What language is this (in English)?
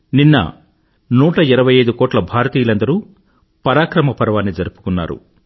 Telugu